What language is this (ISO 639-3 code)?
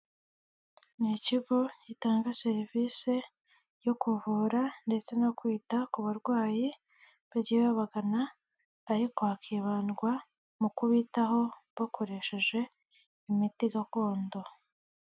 kin